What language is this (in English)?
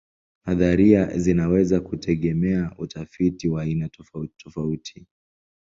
Swahili